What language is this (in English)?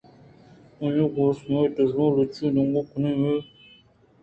Eastern Balochi